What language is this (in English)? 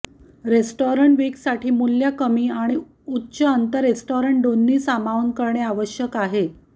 Marathi